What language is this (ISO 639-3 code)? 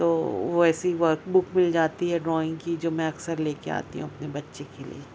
urd